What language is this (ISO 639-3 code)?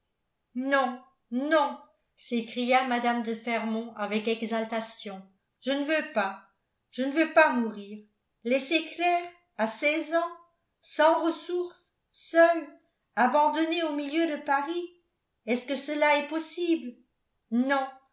fra